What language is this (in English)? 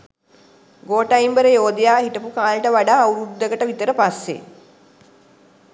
Sinhala